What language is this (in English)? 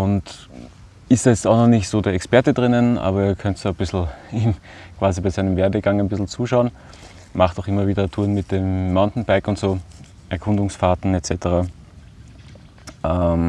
German